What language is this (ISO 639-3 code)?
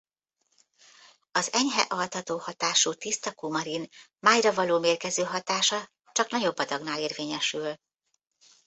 hun